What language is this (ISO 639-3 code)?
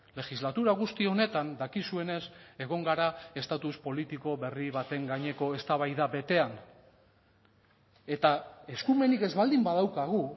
eus